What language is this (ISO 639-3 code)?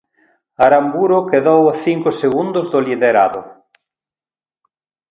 glg